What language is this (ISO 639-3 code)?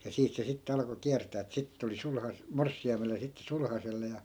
fin